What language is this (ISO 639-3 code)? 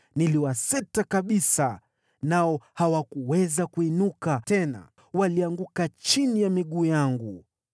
swa